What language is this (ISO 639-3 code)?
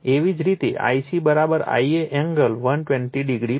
guj